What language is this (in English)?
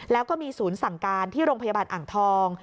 Thai